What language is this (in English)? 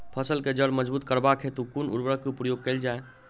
Maithili